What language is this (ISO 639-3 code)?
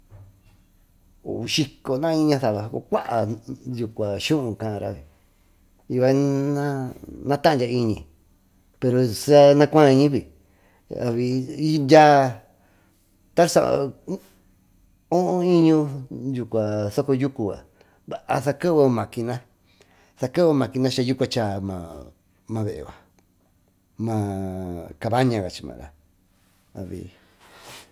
mtu